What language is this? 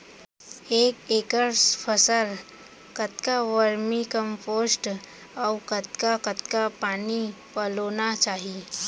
Chhattisgarhi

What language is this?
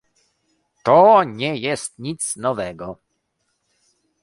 Polish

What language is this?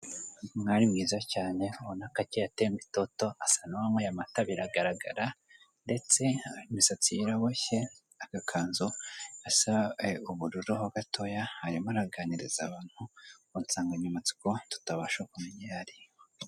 Kinyarwanda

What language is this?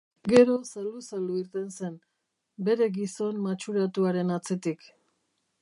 Basque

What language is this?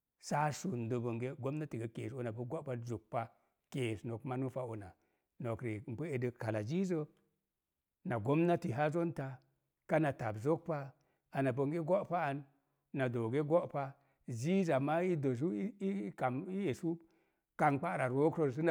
Mom Jango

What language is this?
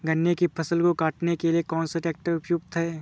Hindi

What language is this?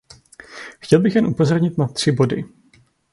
Czech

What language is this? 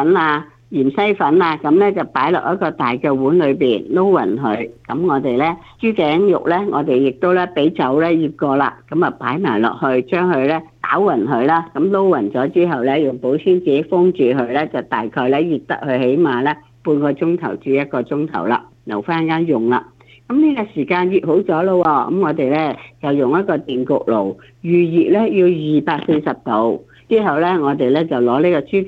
Chinese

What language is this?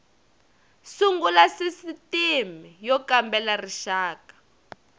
Tsonga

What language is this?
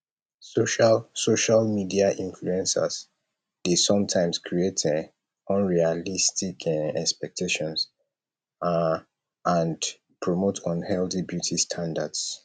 Nigerian Pidgin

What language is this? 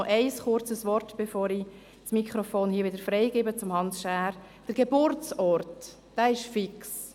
Swiss German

